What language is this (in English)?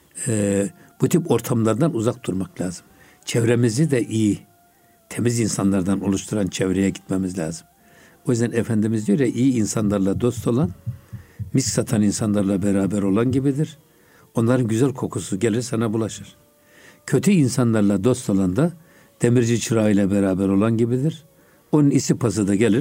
Turkish